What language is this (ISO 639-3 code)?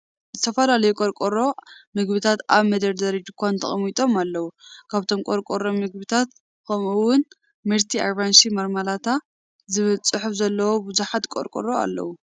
tir